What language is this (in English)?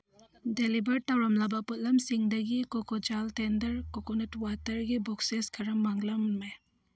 Manipuri